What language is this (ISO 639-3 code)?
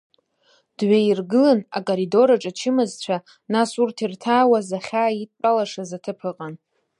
abk